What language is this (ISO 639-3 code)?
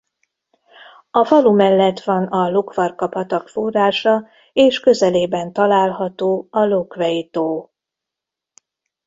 hun